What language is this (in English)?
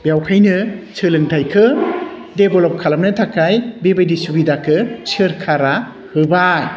Bodo